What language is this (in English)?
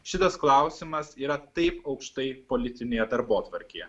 Lithuanian